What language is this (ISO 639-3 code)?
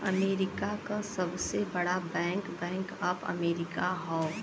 bho